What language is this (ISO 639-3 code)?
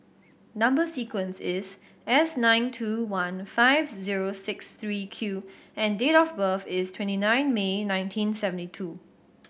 eng